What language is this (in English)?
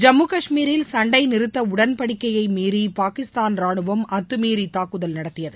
Tamil